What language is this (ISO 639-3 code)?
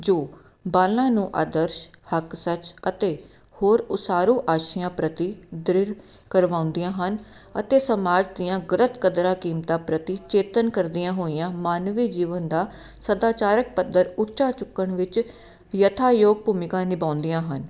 pan